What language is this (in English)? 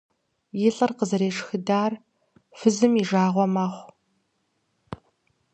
Kabardian